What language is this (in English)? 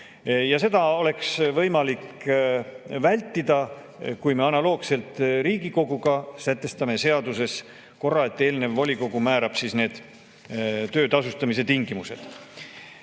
Estonian